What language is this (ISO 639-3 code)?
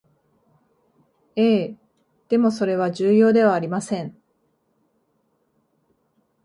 jpn